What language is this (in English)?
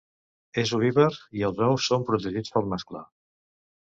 Catalan